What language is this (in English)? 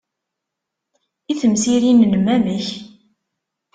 Kabyle